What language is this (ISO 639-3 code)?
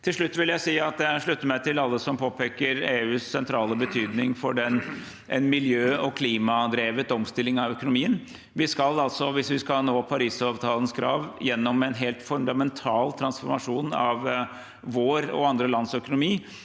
nor